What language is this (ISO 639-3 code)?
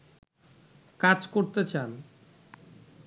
ben